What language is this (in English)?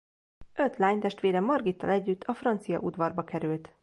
Hungarian